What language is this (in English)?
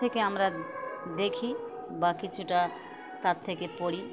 Bangla